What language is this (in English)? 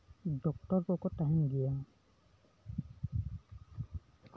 Santali